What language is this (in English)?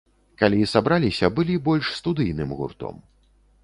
Belarusian